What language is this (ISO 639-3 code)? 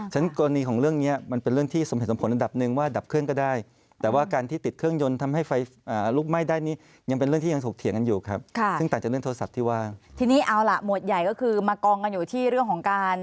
tha